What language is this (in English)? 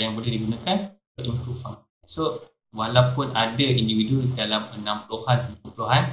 Malay